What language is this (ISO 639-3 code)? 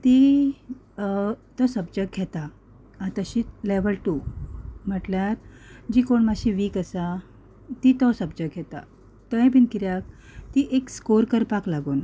kok